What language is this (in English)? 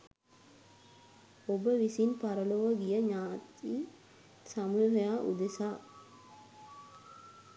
Sinhala